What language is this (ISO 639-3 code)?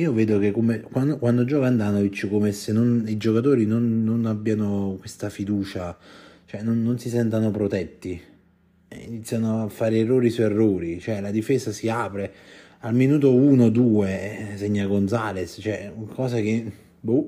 ita